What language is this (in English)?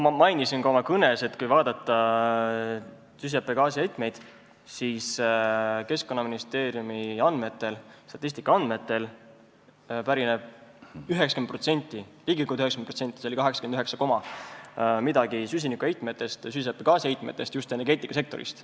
Estonian